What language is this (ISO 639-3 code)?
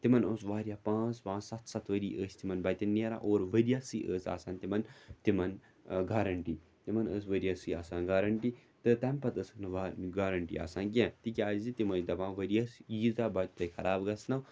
kas